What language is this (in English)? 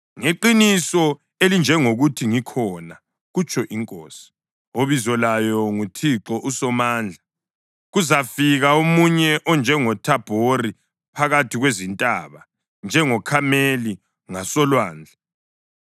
North Ndebele